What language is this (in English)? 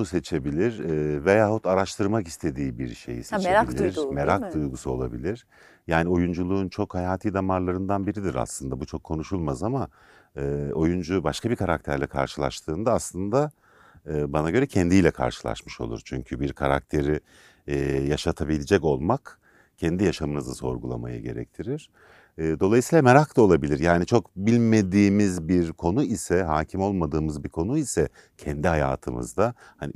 Turkish